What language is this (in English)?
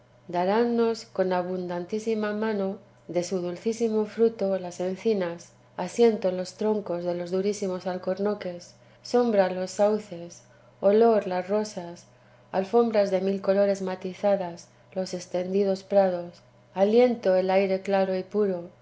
Spanish